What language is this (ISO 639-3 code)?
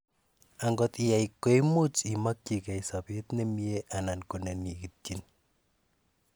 kln